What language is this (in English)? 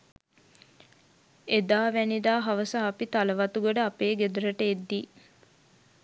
Sinhala